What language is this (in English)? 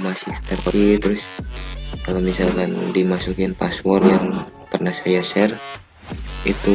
Indonesian